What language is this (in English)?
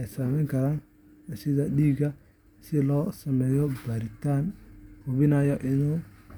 Somali